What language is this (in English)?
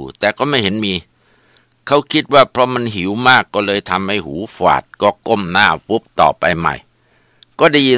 Thai